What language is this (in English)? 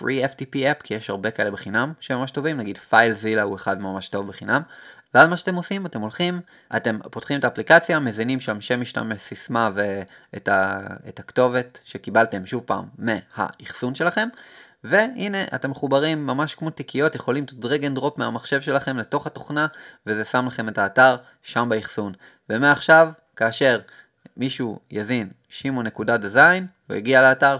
Hebrew